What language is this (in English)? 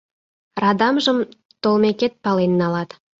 Mari